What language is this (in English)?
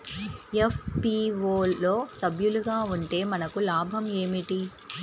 Telugu